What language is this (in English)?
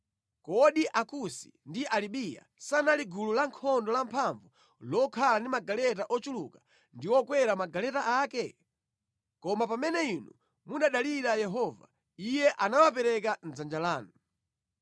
Nyanja